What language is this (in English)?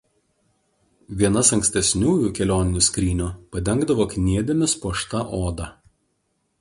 Lithuanian